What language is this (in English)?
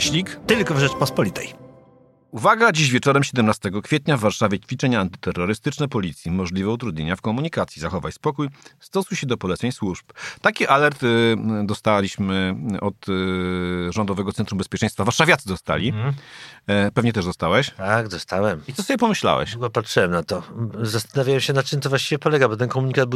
Polish